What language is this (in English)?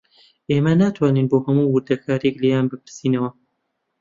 Central Kurdish